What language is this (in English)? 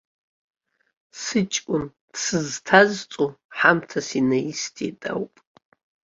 Abkhazian